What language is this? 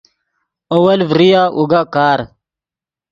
Yidgha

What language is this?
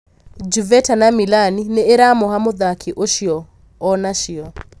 Kikuyu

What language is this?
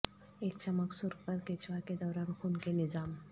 Urdu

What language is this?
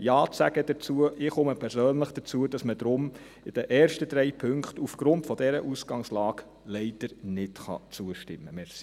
Swiss German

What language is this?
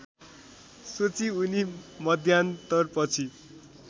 Nepali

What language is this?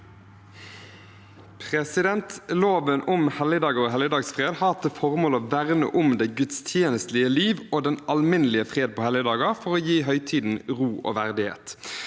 Norwegian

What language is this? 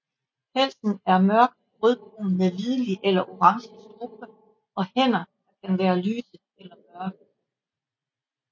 Danish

